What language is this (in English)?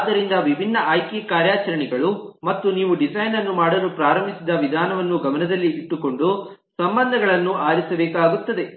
Kannada